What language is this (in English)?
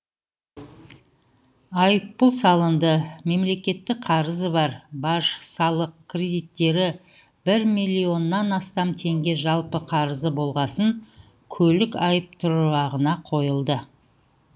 Kazakh